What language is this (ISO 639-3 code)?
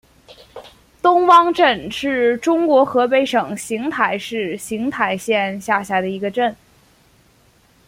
zho